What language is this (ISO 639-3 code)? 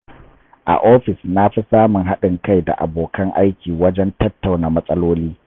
hau